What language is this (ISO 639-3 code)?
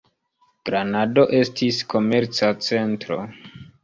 epo